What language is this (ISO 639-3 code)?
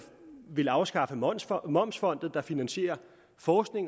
dan